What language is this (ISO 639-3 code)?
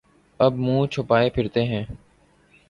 urd